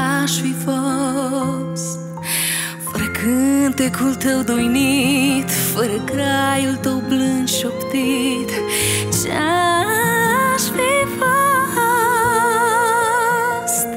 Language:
Romanian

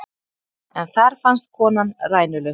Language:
Icelandic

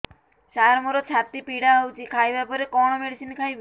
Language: Odia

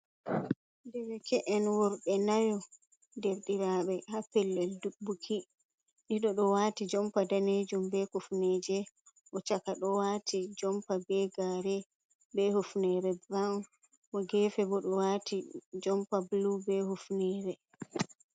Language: Fula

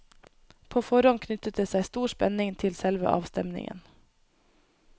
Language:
Norwegian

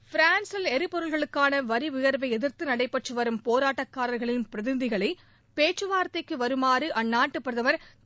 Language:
Tamil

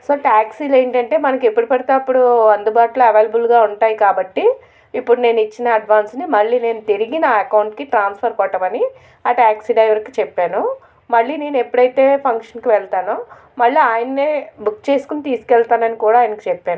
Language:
Telugu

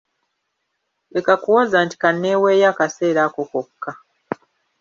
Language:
Ganda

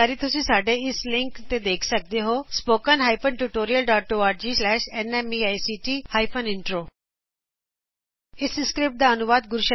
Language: Punjabi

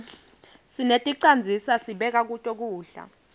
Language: Swati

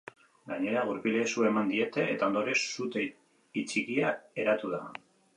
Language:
Basque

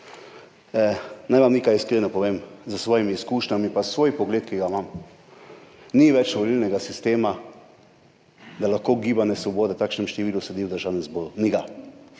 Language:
Slovenian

